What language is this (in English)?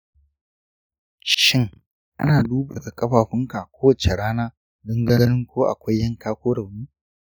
Hausa